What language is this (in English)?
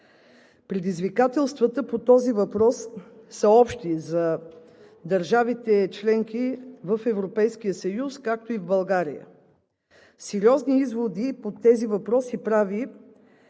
Bulgarian